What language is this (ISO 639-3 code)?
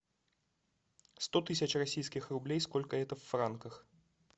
rus